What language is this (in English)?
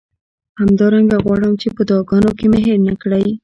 Pashto